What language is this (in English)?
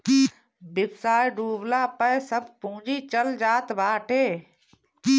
Bhojpuri